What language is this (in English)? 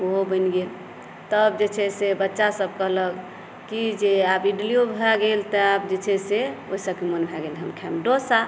Maithili